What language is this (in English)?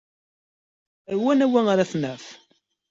Kabyle